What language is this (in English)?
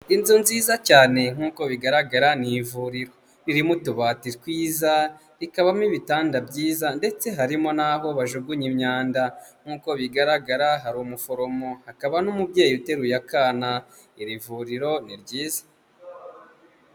Kinyarwanda